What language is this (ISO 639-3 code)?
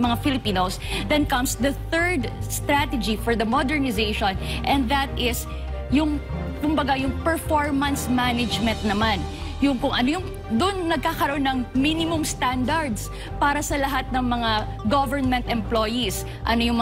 fil